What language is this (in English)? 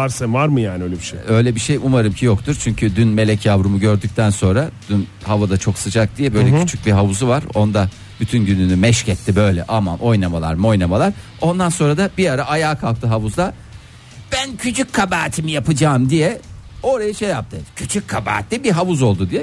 Turkish